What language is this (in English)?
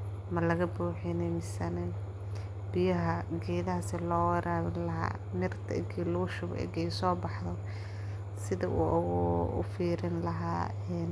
Somali